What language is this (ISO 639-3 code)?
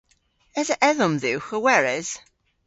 cor